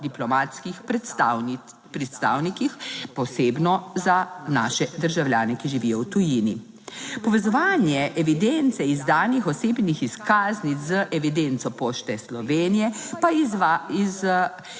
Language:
Slovenian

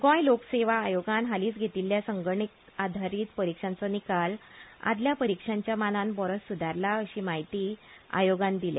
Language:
Konkani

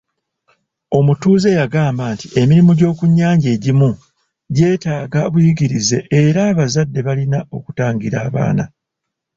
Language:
Ganda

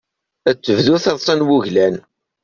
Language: Kabyle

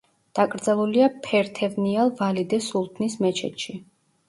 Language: Georgian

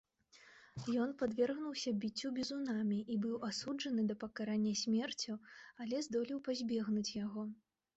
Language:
Belarusian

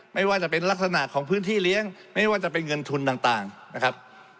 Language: Thai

